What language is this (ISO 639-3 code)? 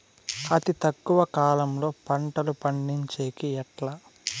tel